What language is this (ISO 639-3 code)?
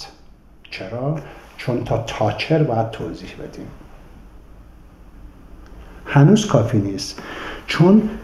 fas